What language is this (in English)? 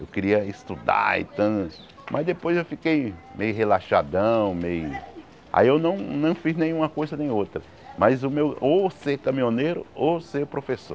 Portuguese